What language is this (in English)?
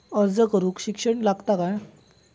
Marathi